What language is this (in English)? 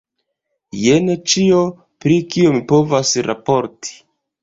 Esperanto